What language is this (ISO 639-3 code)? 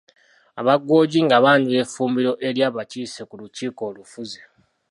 lug